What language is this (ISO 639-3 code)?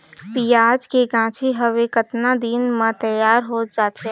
hne